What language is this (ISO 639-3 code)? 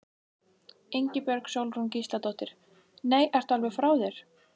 isl